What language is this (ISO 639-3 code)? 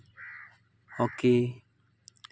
sat